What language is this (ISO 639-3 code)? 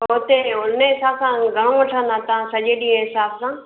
snd